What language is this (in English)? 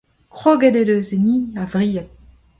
Breton